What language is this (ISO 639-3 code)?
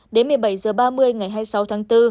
vie